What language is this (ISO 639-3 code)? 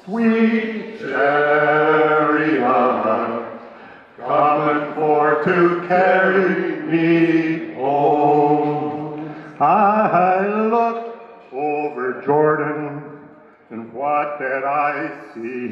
eng